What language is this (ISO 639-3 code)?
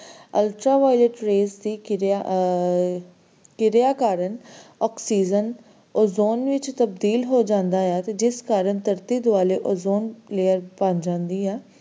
pan